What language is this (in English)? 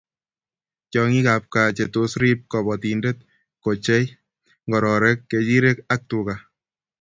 Kalenjin